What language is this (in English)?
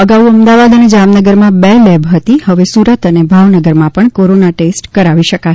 Gujarati